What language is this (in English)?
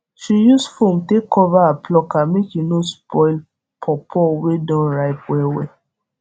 Nigerian Pidgin